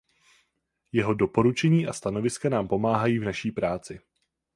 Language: Czech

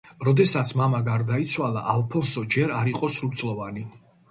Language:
Georgian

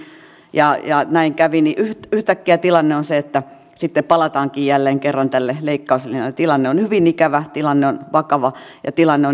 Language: Finnish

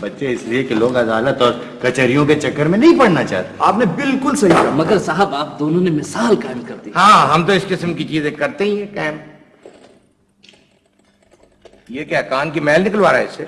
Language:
Urdu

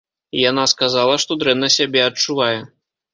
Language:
Belarusian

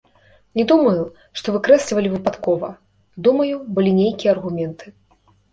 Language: Belarusian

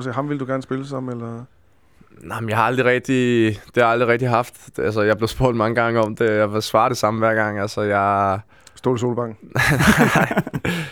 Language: Danish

